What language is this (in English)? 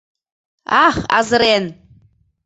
Mari